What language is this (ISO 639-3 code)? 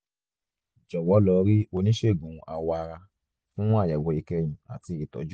yor